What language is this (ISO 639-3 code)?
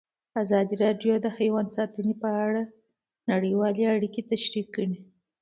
pus